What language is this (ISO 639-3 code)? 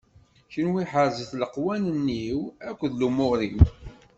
kab